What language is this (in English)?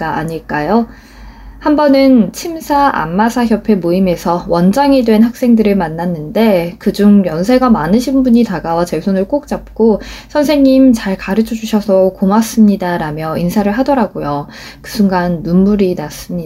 Korean